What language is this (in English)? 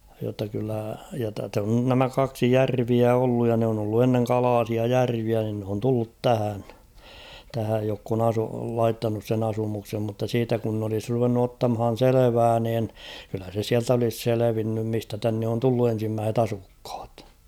Finnish